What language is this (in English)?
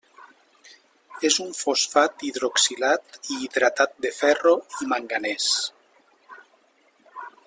Catalan